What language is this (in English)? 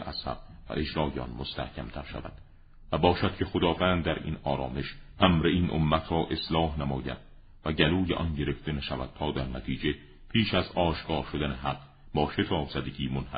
Persian